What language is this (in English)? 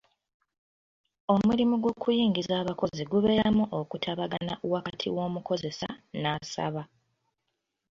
Ganda